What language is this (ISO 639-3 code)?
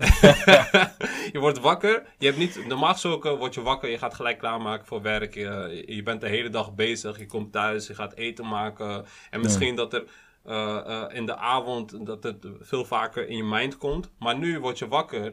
nld